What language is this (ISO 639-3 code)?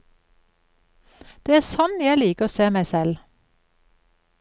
nor